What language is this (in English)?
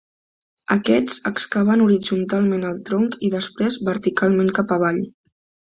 Catalan